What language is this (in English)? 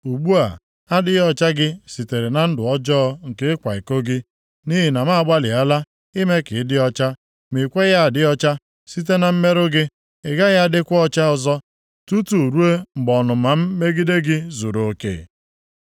Igbo